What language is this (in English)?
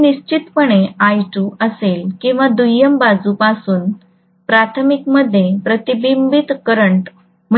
Marathi